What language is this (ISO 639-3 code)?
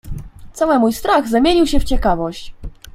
pol